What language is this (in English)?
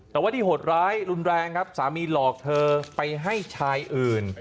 Thai